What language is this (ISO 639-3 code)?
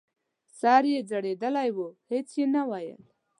pus